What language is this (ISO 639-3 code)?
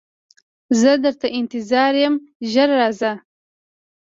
pus